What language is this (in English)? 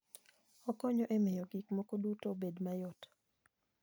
Luo (Kenya and Tanzania)